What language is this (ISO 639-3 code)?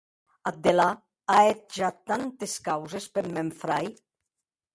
oci